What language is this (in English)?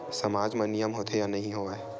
Chhattisgarhi